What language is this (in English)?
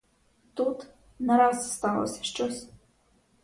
Ukrainian